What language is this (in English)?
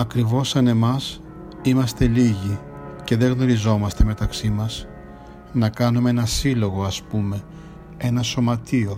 Greek